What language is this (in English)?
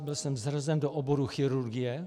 Czech